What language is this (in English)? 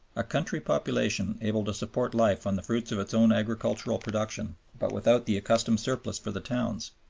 English